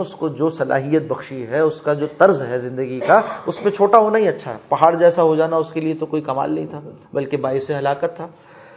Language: Urdu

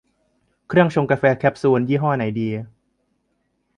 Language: Thai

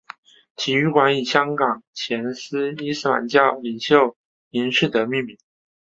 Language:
Chinese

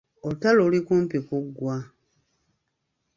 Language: Ganda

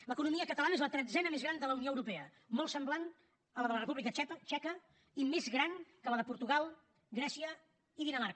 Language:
Catalan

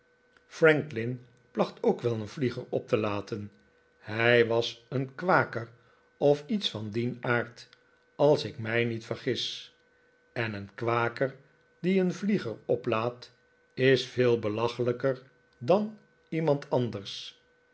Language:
Dutch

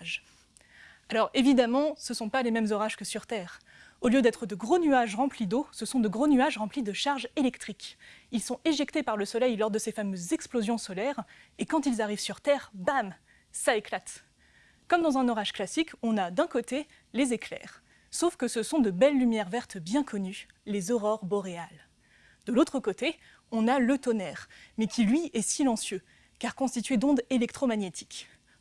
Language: French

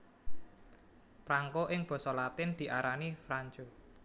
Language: Javanese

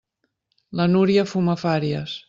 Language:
Catalan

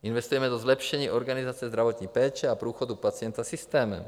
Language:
Czech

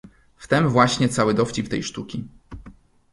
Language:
Polish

